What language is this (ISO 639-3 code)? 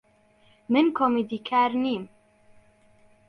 ckb